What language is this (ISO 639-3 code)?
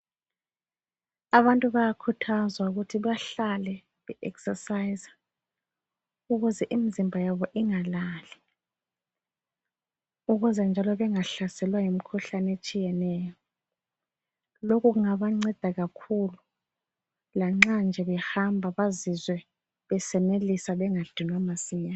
nde